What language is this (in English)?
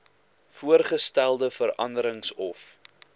Afrikaans